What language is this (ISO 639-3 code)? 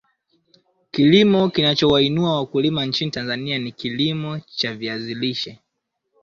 swa